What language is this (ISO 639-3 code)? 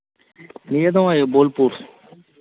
sat